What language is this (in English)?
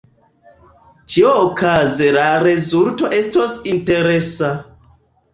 Esperanto